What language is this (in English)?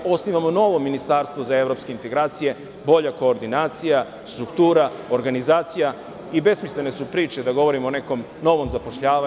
Serbian